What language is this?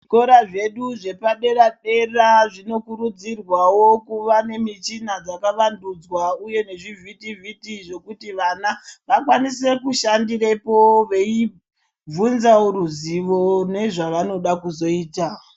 Ndau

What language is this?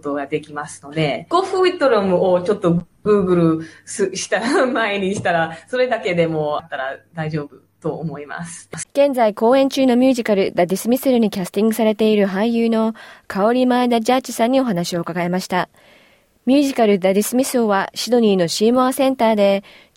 Japanese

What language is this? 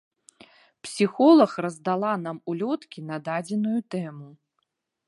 Belarusian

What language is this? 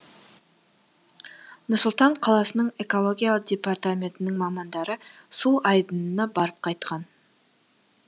Kazakh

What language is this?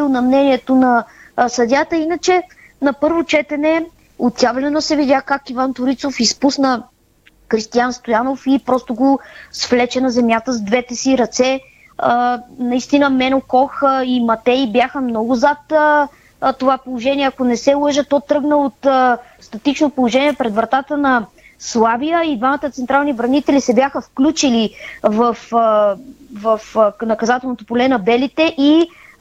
Bulgarian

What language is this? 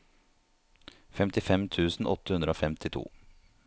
Norwegian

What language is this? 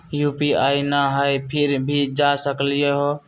Magahi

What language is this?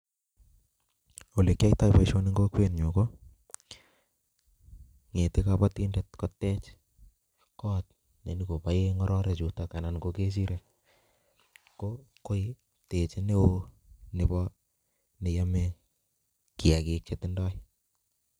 Kalenjin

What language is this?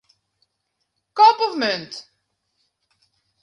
Western Frisian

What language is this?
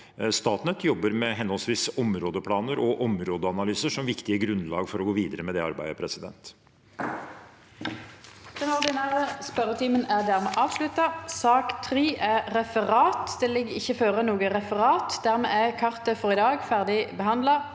Norwegian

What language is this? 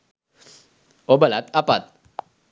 Sinhala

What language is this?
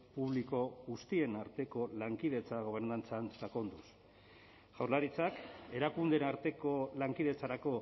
Basque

